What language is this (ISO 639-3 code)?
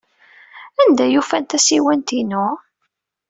kab